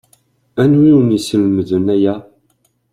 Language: Kabyle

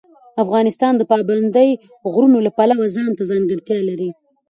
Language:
Pashto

